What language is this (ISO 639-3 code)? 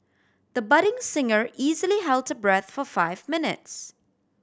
eng